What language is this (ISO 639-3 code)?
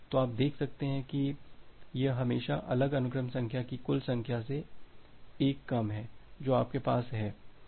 hin